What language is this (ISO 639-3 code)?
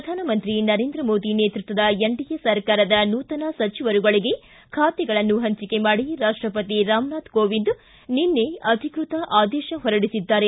kan